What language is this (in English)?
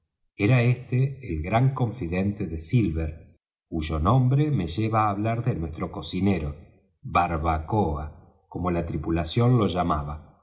Spanish